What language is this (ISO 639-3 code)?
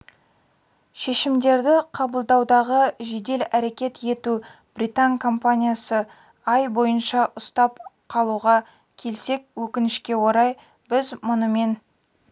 kaz